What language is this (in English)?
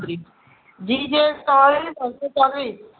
Gujarati